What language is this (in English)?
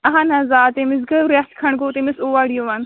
Kashmiri